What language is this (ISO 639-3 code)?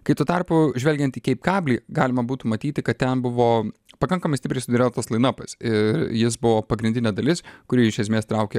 lit